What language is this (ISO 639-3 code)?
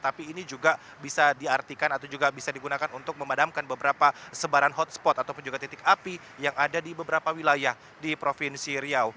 ind